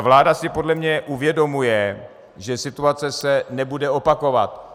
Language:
Czech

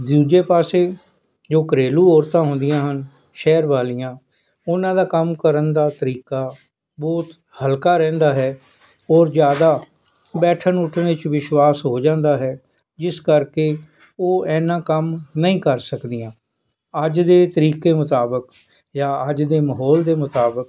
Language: Punjabi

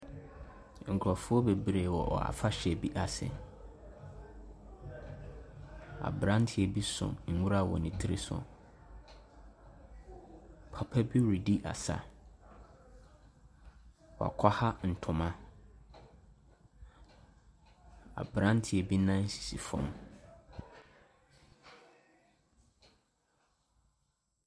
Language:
Akan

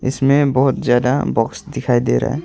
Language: Hindi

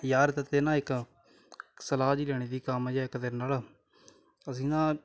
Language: Punjabi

